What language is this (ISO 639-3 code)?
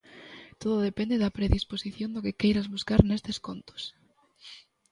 glg